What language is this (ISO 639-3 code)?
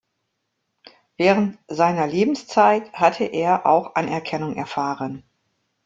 deu